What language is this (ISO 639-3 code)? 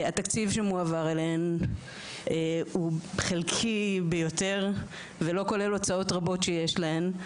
heb